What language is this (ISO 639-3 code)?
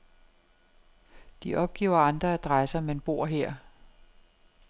dan